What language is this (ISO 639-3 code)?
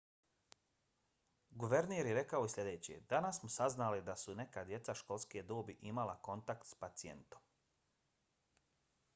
bos